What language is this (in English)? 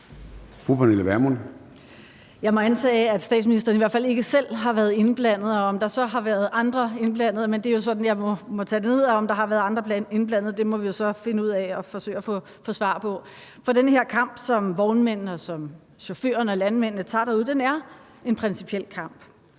Danish